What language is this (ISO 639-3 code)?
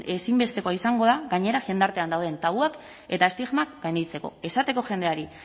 eus